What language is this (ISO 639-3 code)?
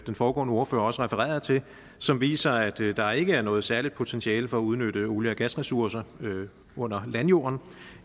dan